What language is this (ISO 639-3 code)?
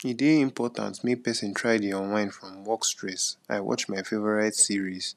pcm